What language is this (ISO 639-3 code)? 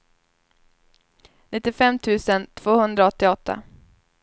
swe